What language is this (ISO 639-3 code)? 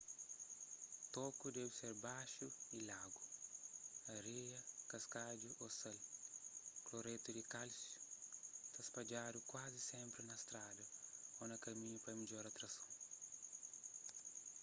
kea